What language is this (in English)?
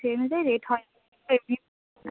Bangla